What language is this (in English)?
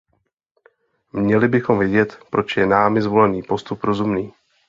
Czech